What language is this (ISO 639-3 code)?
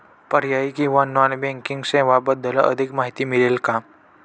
mar